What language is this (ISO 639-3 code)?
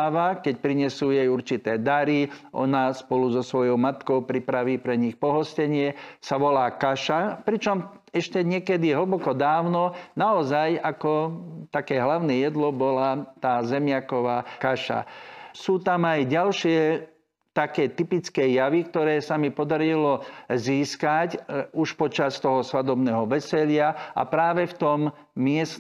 slk